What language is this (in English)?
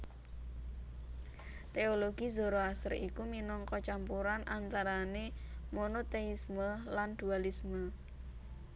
Javanese